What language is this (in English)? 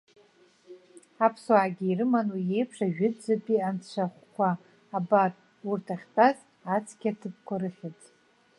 Abkhazian